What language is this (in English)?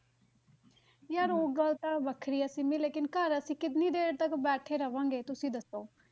Punjabi